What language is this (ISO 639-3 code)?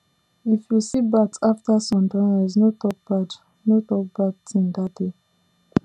pcm